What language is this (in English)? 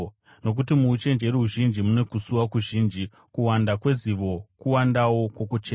Shona